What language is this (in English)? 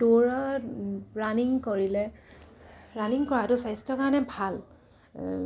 Assamese